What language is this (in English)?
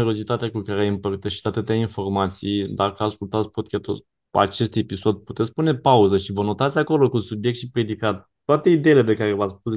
Romanian